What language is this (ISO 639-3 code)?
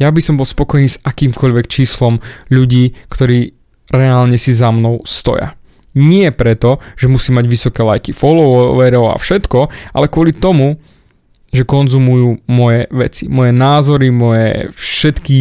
slk